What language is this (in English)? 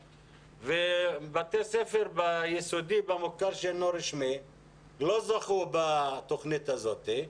Hebrew